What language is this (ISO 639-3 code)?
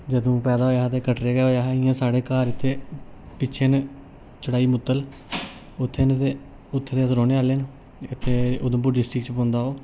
doi